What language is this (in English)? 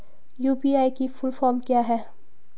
Hindi